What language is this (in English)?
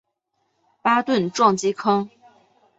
Chinese